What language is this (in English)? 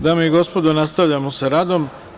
Serbian